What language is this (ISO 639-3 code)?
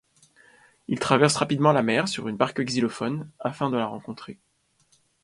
fra